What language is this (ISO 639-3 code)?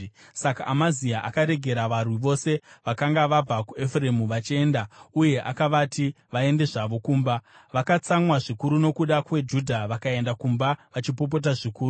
sna